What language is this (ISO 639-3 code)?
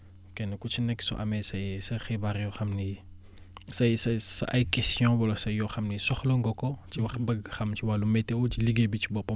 wol